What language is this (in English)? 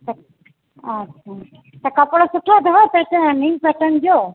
Sindhi